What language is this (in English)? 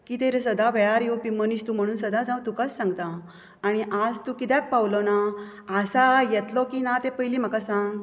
Konkani